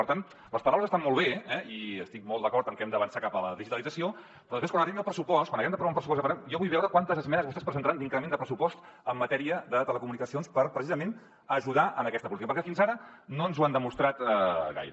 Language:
Catalan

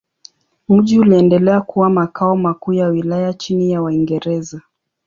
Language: Swahili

